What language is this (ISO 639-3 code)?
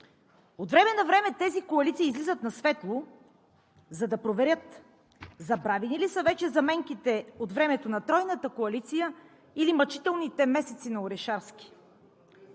bul